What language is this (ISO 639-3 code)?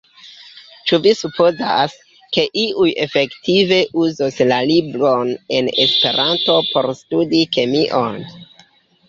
epo